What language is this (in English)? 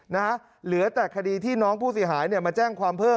Thai